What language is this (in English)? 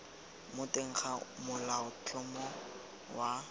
Tswana